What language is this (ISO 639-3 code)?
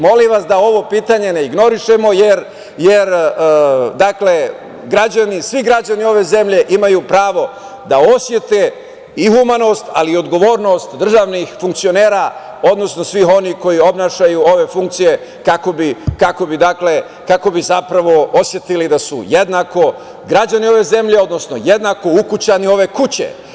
srp